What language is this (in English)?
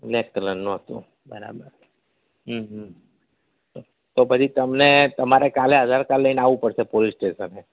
Gujarati